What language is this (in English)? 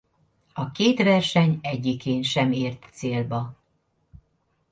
Hungarian